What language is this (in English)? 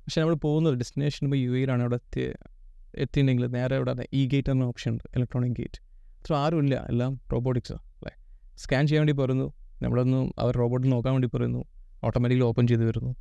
Malayalam